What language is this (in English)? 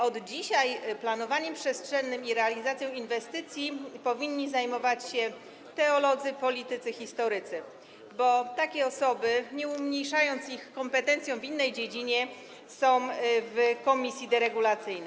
Polish